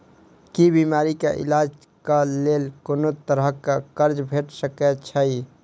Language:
Maithili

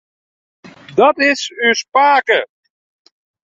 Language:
Western Frisian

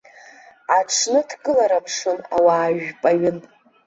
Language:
Abkhazian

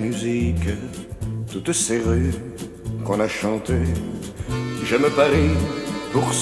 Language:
French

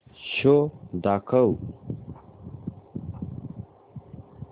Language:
Marathi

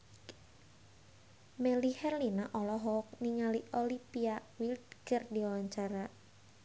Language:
Sundanese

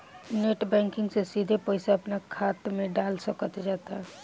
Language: Bhojpuri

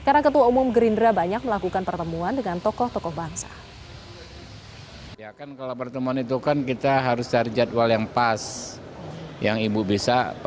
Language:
Indonesian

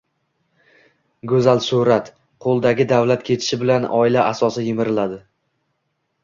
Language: Uzbek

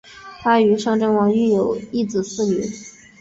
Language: Chinese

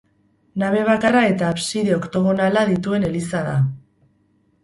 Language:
Basque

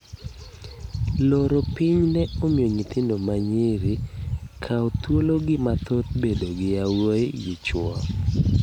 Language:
Luo (Kenya and Tanzania)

